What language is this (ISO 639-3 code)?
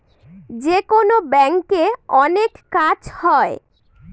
ben